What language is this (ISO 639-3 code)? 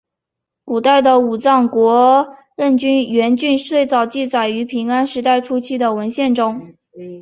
zho